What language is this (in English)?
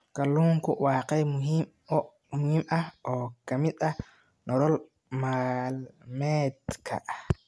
Somali